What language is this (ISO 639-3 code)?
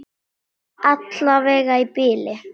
isl